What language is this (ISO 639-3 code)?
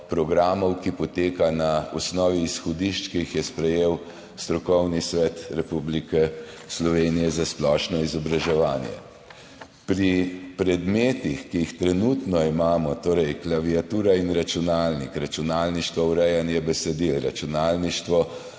slv